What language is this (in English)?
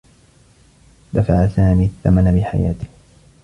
Arabic